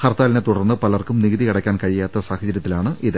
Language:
Malayalam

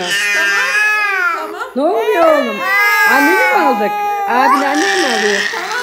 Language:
Turkish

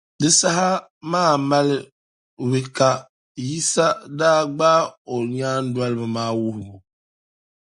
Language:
Dagbani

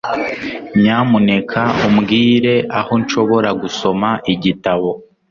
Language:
Kinyarwanda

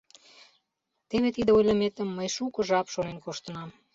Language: Mari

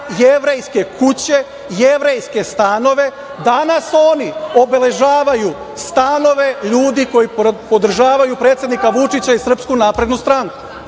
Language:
Serbian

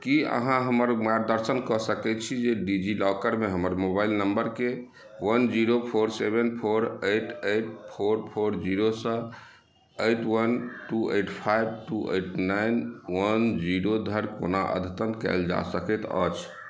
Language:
Maithili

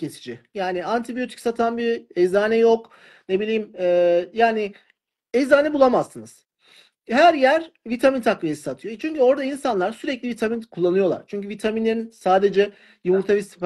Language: Turkish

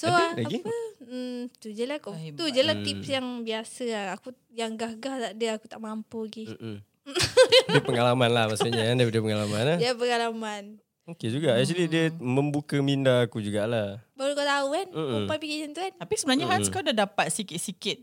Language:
Malay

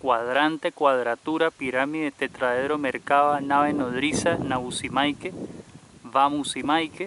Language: Spanish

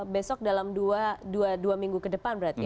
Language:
Indonesian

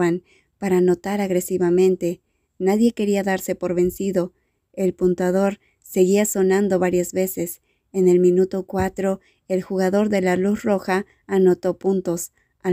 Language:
Spanish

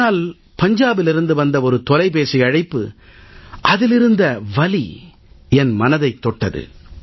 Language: Tamil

